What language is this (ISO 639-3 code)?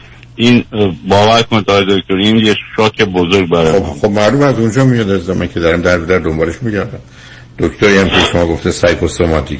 fas